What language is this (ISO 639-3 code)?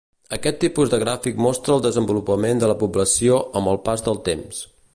cat